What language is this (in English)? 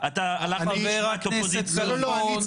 Hebrew